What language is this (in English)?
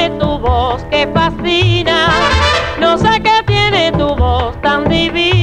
Spanish